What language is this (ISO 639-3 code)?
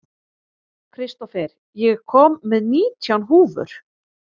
isl